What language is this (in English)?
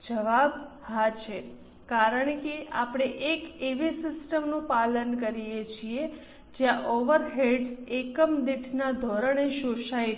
Gujarati